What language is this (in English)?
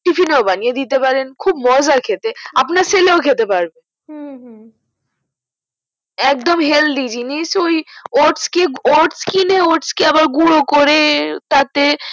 Bangla